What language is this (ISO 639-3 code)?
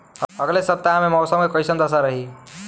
bho